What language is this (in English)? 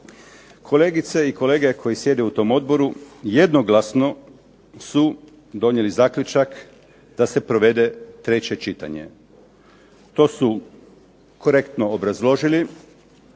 Croatian